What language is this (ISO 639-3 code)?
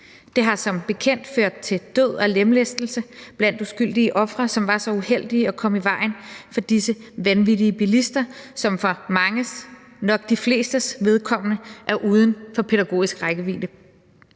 dan